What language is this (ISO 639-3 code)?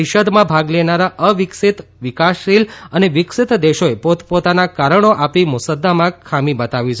guj